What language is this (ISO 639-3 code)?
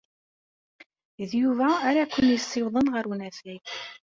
kab